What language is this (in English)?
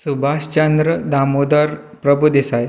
Konkani